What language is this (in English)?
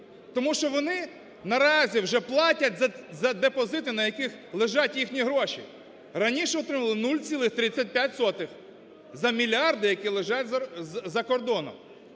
Ukrainian